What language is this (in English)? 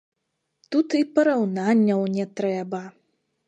Belarusian